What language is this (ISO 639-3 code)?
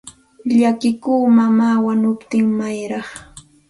qxt